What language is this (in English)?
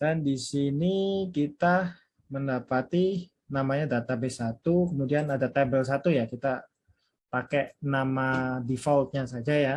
Indonesian